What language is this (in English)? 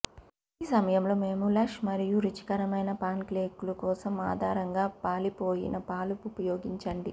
Telugu